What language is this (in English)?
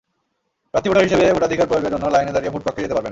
Bangla